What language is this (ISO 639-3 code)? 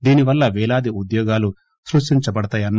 tel